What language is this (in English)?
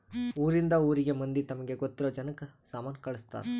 Kannada